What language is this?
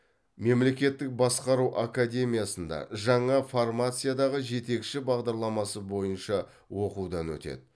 Kazakh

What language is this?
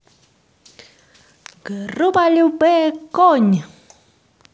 Russian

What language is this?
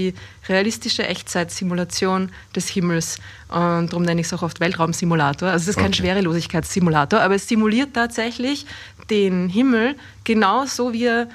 German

